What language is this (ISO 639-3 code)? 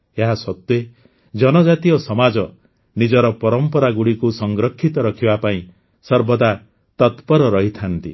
ori